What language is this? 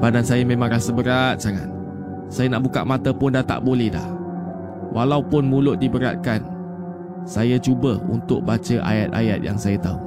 Malay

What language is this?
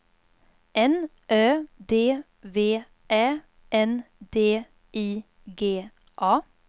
Swedish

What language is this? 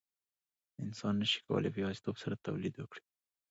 Pashto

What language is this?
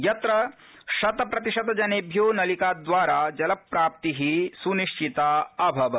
Sanskrit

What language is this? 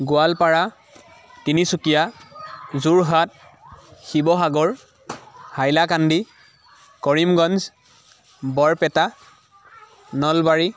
Assamese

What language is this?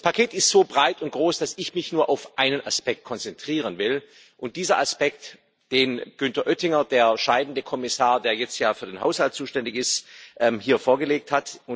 German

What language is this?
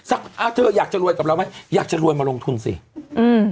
Thai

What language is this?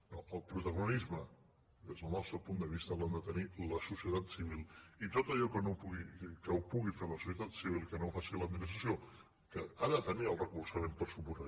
Catalan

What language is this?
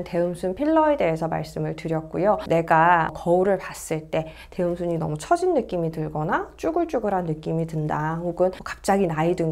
Korean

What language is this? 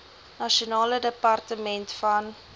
Afrikaans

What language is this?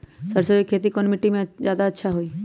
Magahi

